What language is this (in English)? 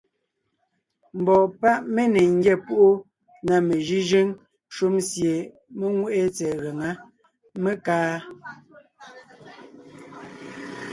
Ngiemboon